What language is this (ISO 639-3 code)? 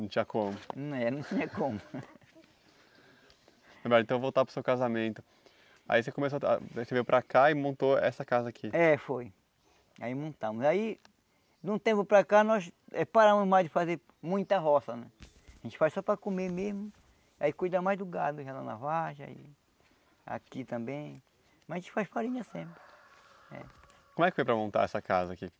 por